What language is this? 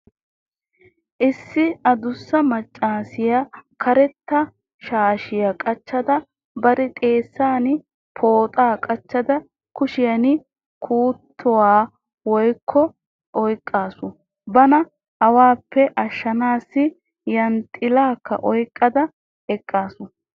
Wolaytta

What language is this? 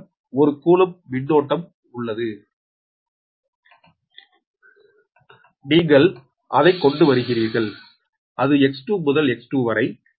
Tamil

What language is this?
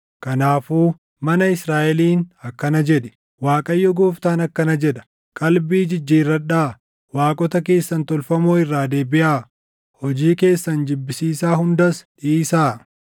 Oromo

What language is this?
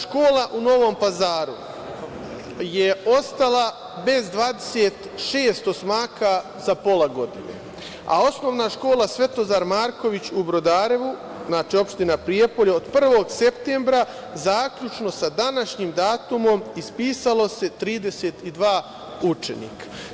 Serbian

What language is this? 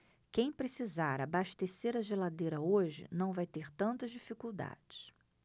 Portuguese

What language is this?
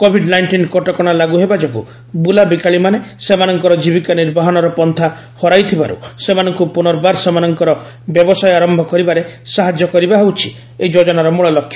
Odia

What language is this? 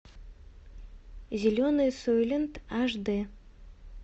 Russian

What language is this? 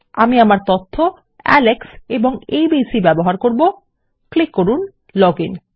Bangla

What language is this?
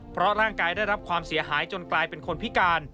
Thai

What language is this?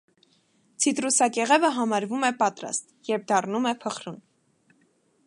Armenian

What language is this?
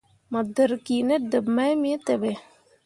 Mundang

